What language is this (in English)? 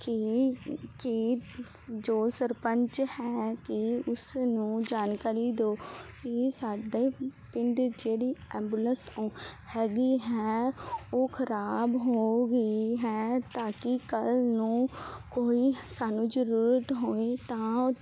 Punjabi